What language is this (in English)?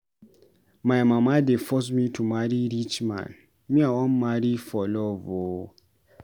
Nigerian Pidgin